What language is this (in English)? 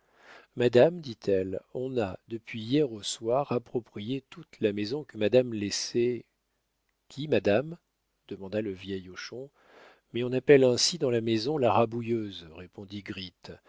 French